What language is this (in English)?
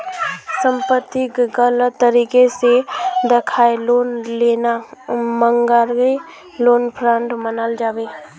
Magahi